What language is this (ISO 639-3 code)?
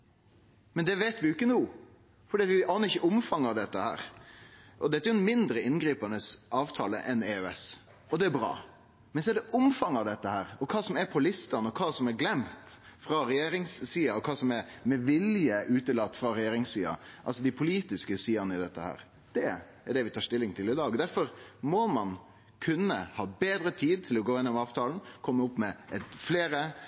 nno